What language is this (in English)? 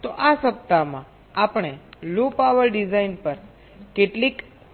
Gujarati